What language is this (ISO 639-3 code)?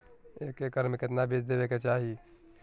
mag